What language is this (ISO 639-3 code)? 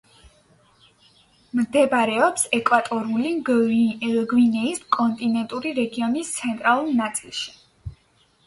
kat